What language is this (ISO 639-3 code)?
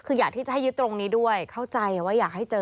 tha